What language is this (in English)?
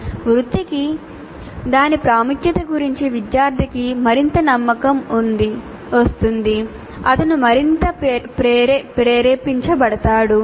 Telugu